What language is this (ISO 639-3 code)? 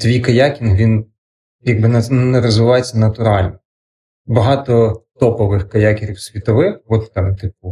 ukr